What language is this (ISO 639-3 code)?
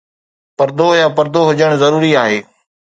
snd